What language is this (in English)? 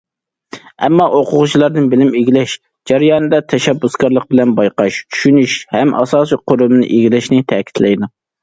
Uyghur